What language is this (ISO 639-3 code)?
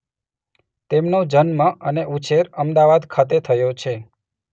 guj